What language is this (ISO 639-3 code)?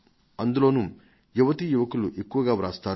tel